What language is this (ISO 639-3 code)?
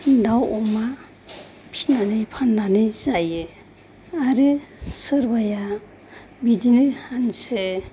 brx